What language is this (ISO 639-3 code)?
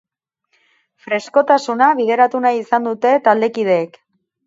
eus